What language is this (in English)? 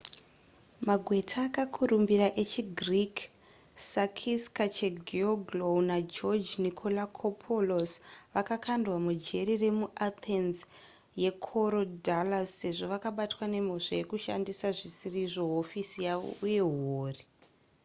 Shona